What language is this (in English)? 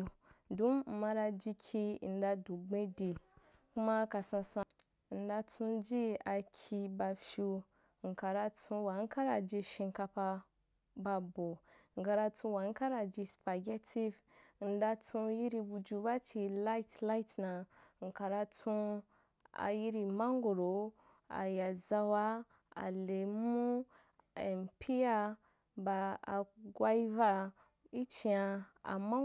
Wapan